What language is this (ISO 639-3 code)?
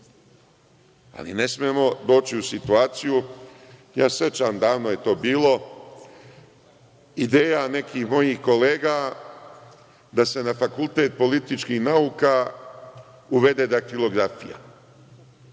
srp